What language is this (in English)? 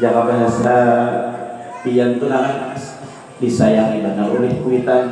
Indonesian